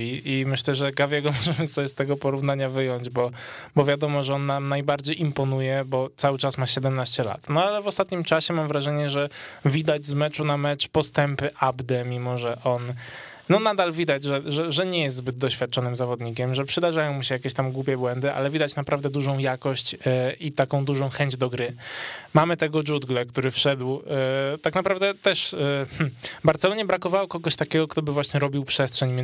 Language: Polish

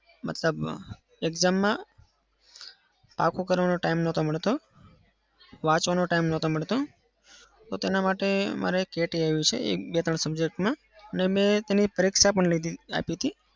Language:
Gujarati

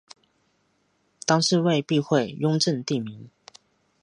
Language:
Chinese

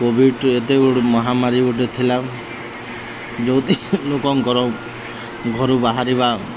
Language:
Odia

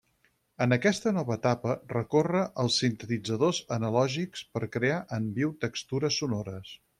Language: Catalan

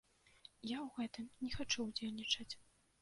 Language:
Belarusian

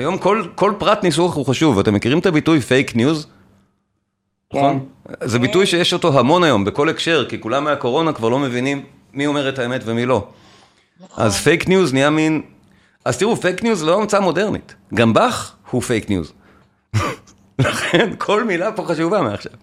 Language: Hebrew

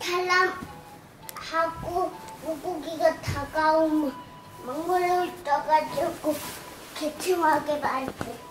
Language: Korean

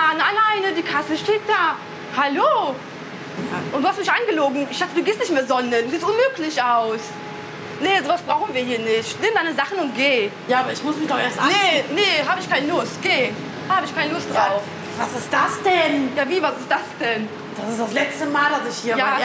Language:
German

